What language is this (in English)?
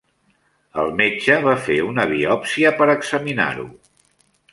Catalan